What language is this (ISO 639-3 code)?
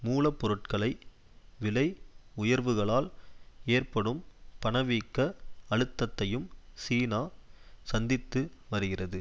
tam